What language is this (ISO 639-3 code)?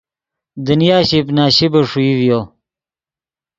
ydg